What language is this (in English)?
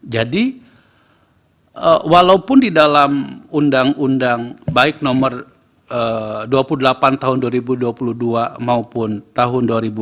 Indonesian